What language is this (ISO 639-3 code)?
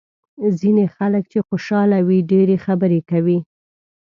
pus